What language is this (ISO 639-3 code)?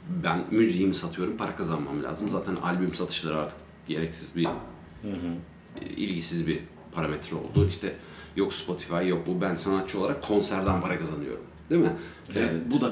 tur